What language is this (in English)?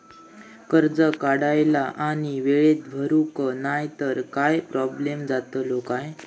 Marathi